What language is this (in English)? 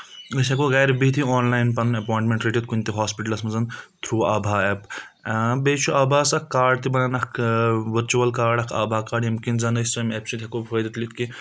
Kashmiri